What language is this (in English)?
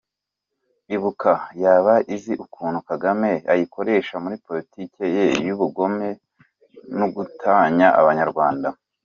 Kinyarwanda